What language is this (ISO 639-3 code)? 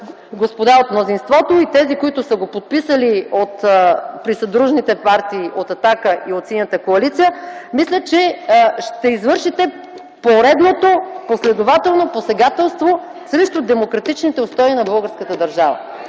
bul